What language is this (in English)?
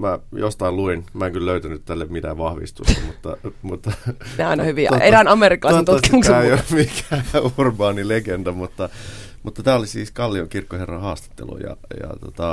Finnish